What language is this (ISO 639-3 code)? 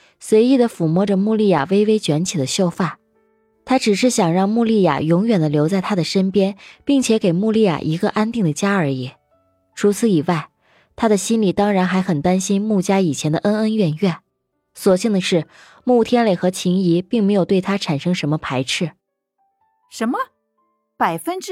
zho